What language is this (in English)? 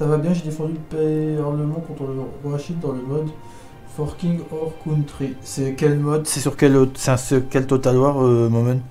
French